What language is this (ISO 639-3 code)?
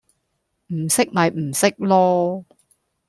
yue